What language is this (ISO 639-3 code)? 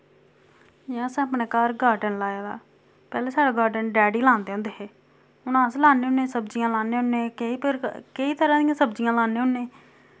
doi